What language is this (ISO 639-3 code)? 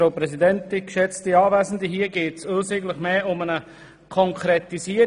gsw